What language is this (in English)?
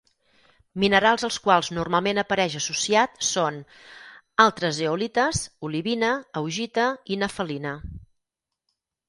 Catalan